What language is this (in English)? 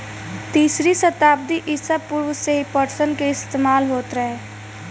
Bhojpuri